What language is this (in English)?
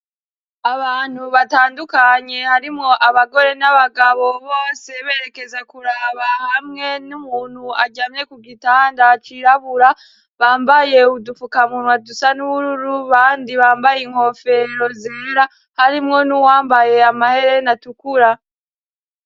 Rundi